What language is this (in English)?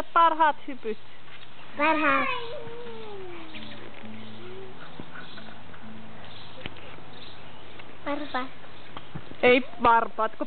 Finnish